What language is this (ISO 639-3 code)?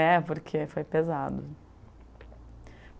por